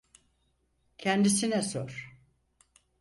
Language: Turkish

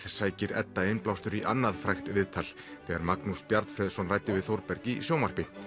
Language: Icelandic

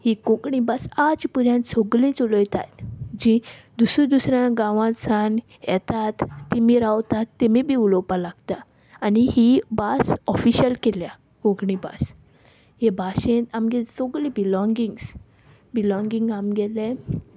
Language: Konkani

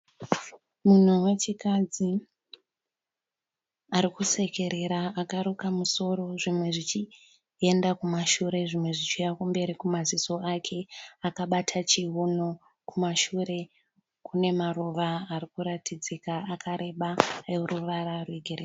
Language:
Shona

